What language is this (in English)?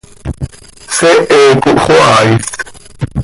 Seri